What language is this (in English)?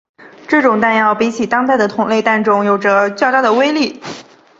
Chinese